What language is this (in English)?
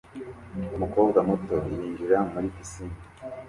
Kinyarwanda